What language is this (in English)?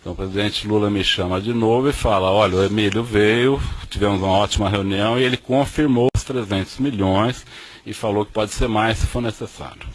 Portuguese